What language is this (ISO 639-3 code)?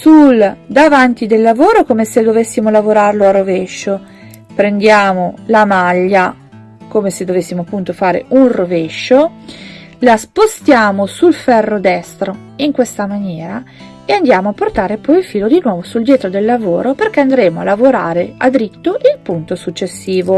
ita